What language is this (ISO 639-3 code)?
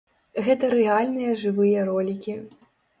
bel